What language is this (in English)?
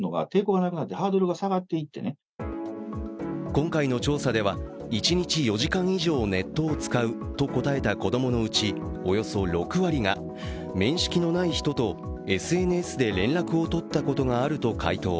Japanese